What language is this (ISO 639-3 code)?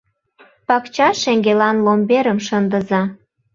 chm